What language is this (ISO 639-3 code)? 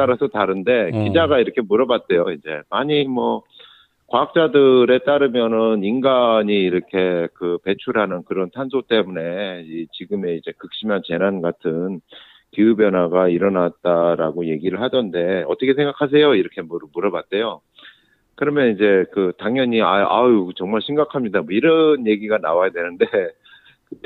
kor